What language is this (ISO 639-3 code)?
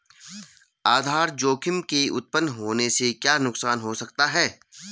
hin